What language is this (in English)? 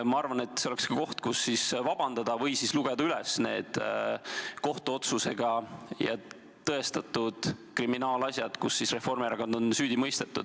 Estonian